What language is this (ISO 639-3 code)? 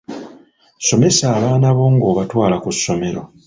lug